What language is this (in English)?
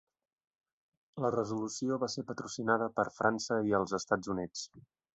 Catalan